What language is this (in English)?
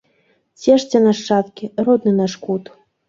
Belarusian